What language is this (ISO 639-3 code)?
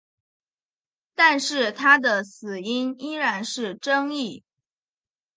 zho